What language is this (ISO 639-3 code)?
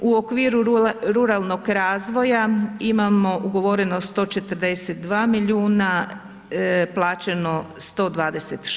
hrv